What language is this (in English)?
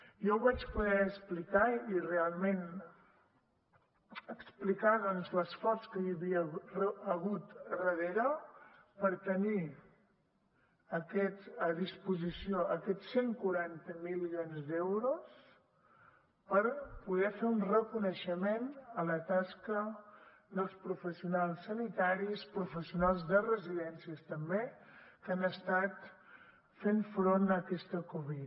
Catalan